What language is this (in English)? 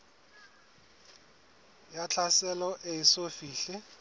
Southern Sotho